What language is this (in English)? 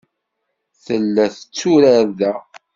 Kabyle